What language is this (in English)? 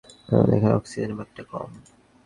Bangla